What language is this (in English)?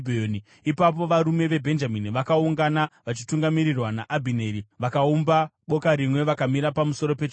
Shona